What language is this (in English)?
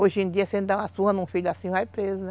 Portuguese